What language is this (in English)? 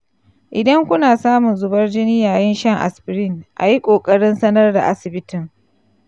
Hausa